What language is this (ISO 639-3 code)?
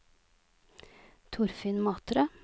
nor